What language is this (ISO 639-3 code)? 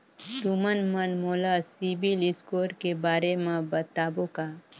hne